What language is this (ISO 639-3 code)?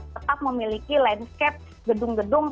ind